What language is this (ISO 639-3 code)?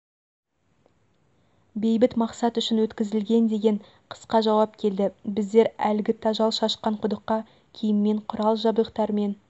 kaz